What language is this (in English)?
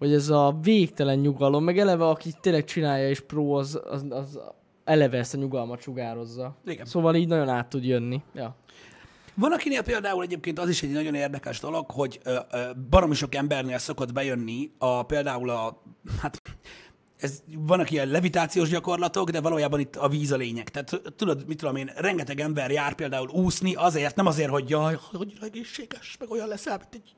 Hungarian